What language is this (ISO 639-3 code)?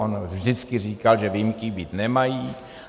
ces